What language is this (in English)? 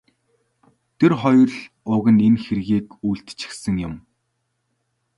Mongolian